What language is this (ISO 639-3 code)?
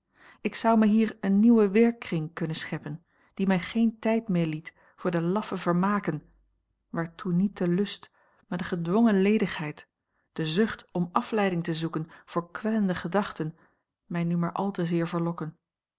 nld